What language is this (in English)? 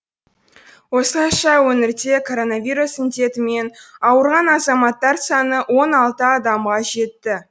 Kazakh